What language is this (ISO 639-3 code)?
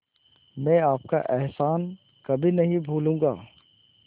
hin